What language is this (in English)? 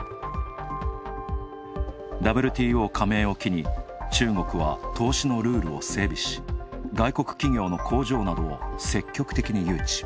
Japanese